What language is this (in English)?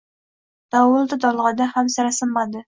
Uzbek